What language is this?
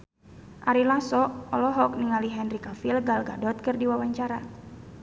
Sundanese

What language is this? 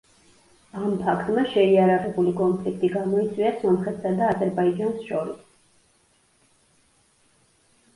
Georgian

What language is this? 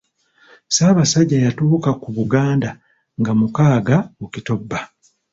Ganda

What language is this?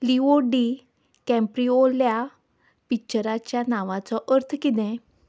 Konkani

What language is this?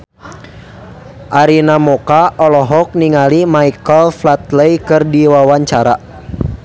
Sundanese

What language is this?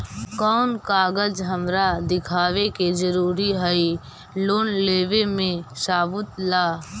Magahi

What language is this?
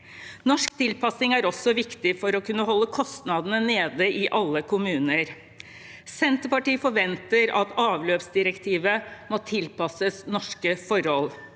Norwegian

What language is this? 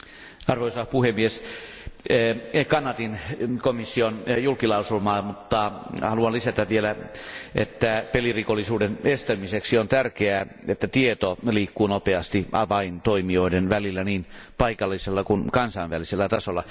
Finnish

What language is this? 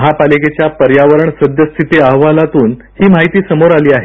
Marathi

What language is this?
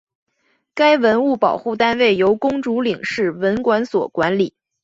Chinese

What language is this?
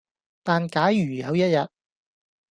Cantonese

